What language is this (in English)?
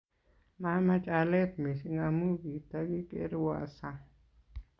Kalenjin